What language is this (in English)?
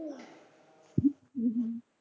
Gujarati